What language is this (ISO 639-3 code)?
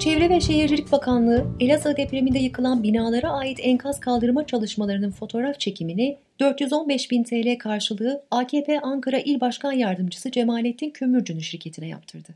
tur